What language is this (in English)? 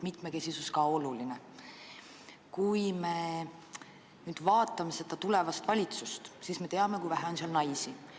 Estonian